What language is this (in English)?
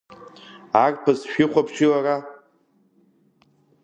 Abkhazian